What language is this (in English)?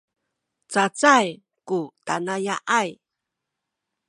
Sakizaya